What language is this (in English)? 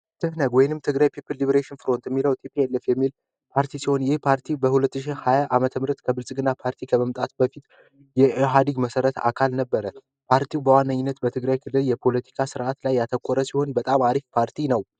Amharic